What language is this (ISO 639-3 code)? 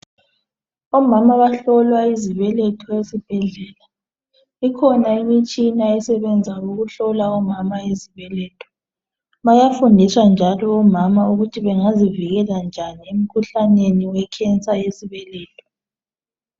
nde